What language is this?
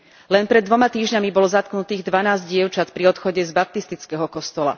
Slovak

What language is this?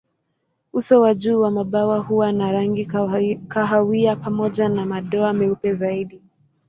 Swahili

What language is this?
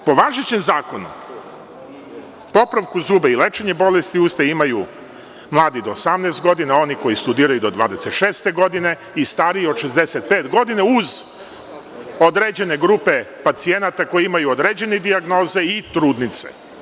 Serbian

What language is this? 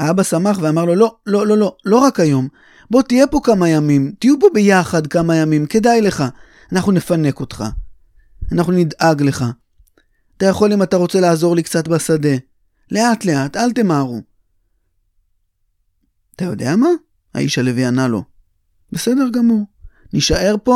Hebrew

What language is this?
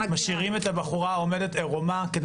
Hebrew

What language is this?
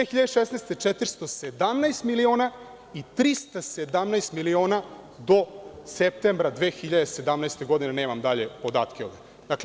Serbian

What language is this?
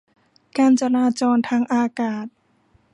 Thai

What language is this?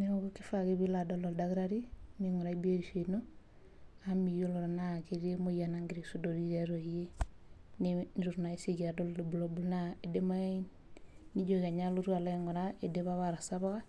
Masai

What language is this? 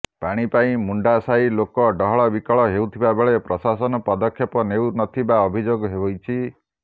Odia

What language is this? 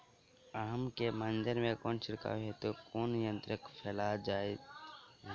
Maithili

